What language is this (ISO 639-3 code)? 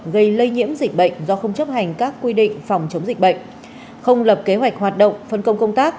vie